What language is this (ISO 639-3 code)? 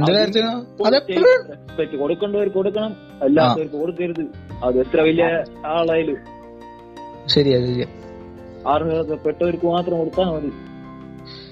mal